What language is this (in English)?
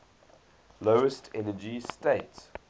English